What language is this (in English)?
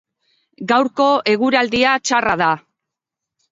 Basque